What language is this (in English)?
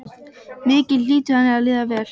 Icelandic